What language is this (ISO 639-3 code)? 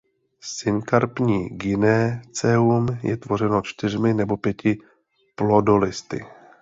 ces